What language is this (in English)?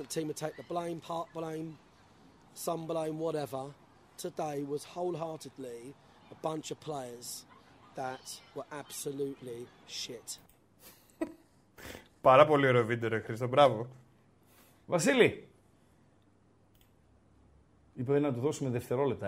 Greek